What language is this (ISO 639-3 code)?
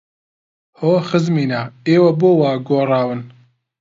ckb